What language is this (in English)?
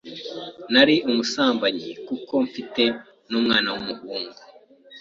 Kinyarwanda